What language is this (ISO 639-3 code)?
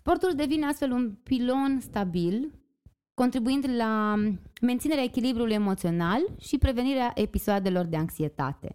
ron